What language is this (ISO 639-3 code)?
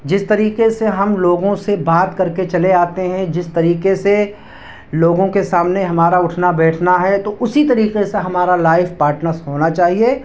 urd